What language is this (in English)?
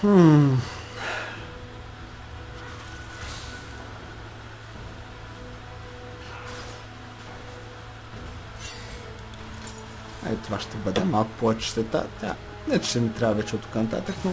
Bulgarian